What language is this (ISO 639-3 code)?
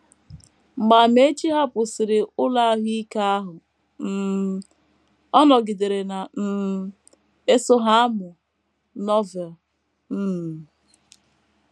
ibo